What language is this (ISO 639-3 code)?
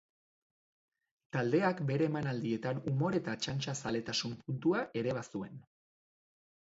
eus